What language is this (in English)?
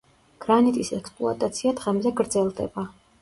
Georgian